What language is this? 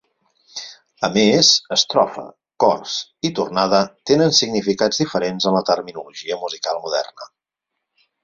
Catalan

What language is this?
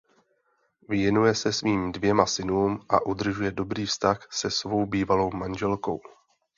Czech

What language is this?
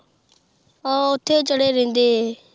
Punjabi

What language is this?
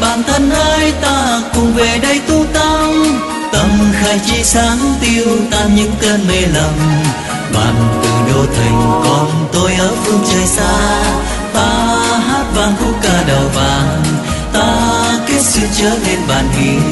Vietnamese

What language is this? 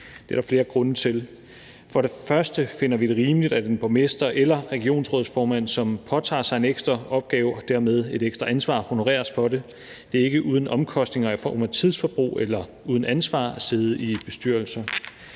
Danish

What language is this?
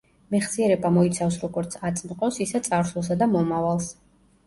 Georgian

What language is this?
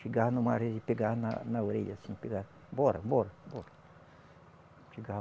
Portuguese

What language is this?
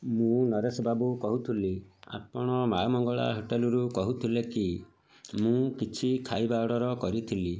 Odia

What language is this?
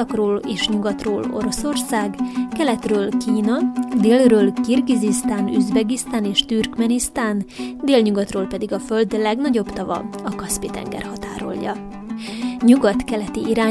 Hungarian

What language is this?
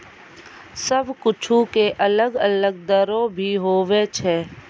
Maithili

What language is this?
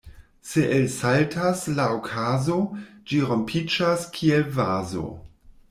Esperanto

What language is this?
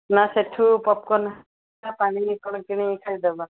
Odia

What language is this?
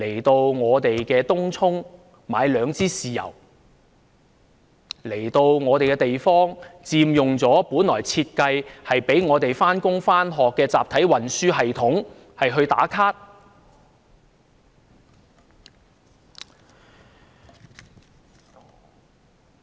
Cantonese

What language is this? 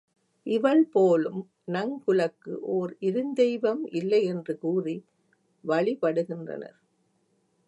Tamil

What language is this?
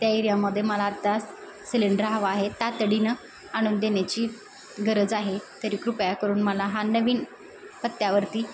Marathi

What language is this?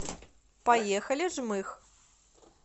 Russian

